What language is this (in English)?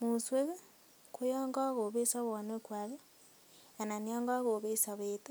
Kalenjin